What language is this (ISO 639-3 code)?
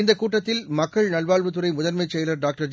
tam